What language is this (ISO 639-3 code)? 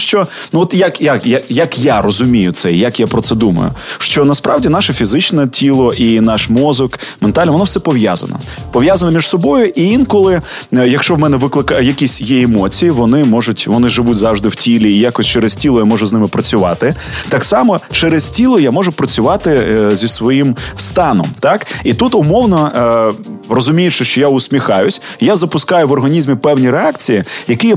ukr